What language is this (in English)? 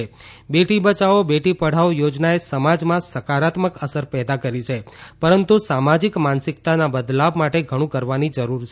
Gujarati